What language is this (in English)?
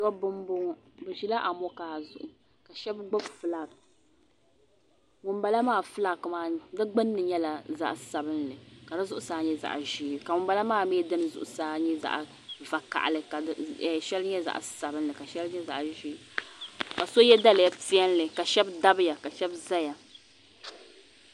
Dagbani